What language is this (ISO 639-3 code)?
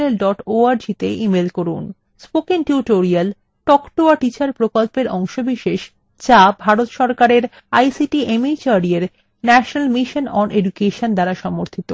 ben